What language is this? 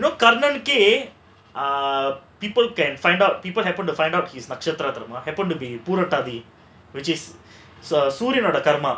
English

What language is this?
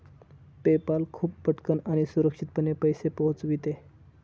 Marathi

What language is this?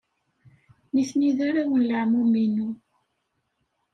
Kabyle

